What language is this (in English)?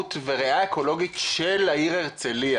Hebrew